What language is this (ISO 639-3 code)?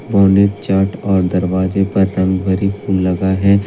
hin